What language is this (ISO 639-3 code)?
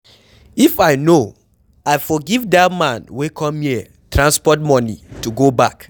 pcm